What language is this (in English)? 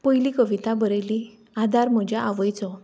Konkani